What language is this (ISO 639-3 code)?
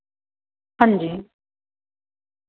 doi